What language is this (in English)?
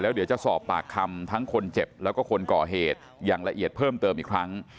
Thai